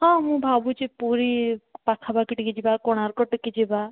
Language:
Odia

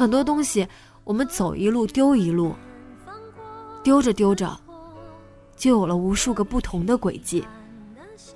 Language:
Chinese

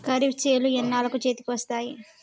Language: Telugu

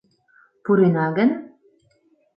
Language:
Mari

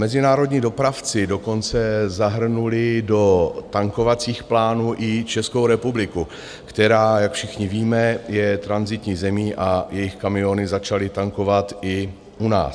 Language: Czech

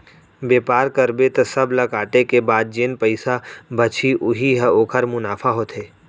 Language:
Chhattisgarhi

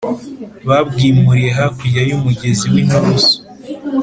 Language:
Kinyarwanda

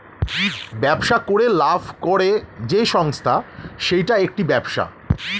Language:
Bangla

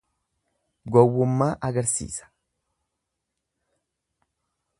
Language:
Oromo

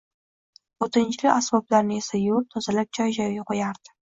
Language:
Uzbek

